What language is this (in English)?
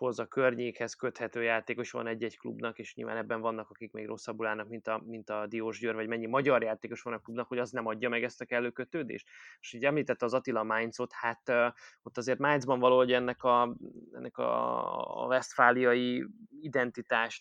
Hungarian